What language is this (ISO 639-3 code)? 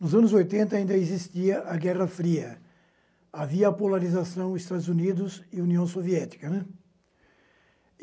por